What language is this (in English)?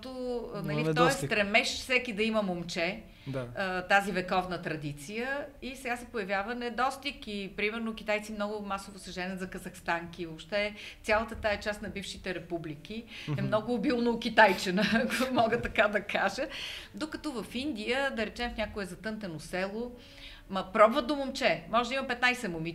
Bulgarian